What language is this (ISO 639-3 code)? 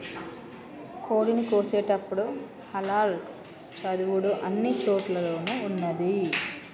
tel